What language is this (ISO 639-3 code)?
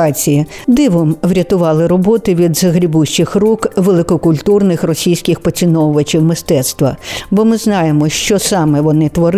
ukr